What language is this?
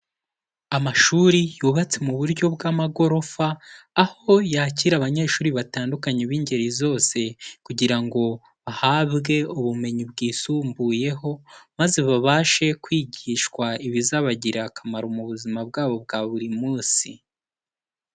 Kinyarwanda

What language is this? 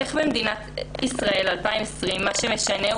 Hebrew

